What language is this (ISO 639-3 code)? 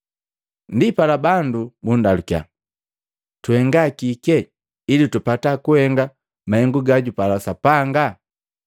mgv